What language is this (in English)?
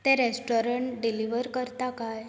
Konkani